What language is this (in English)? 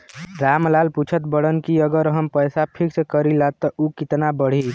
Bhojpuri